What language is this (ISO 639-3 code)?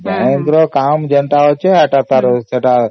ori